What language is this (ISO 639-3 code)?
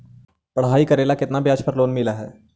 mag